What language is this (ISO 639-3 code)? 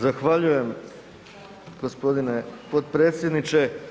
hrv